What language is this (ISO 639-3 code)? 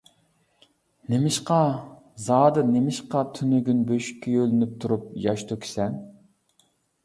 uig